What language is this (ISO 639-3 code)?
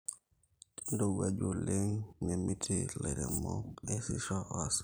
mas